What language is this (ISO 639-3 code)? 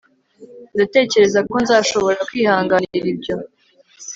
kin